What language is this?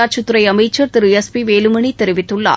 Tamil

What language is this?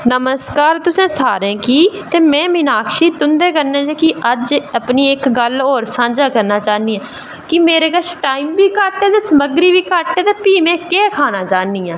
Dogri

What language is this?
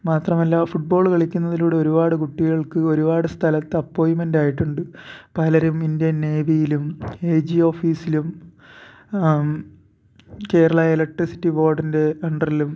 Malayalam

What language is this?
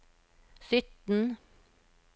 Norwegian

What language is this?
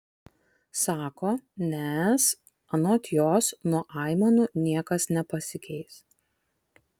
Lithuanian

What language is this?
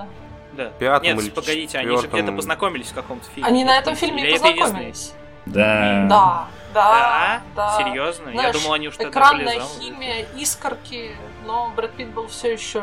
Russian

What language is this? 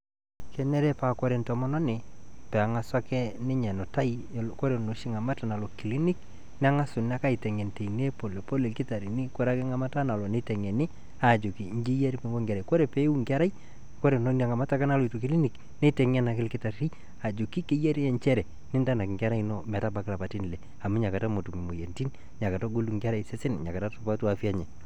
Masai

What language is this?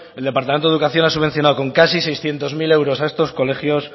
Spanish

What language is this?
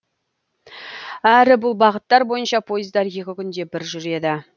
Kazakh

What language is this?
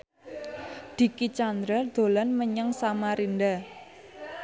Javanese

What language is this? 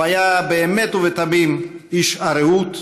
Hebrew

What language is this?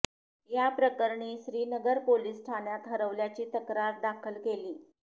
Marathi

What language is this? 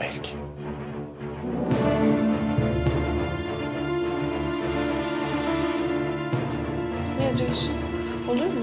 Turkish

